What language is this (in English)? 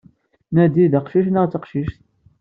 Kabyle